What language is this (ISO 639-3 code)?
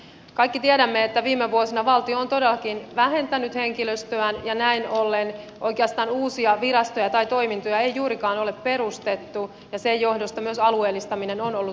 fin